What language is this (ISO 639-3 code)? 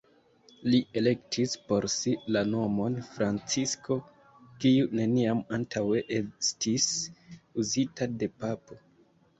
epo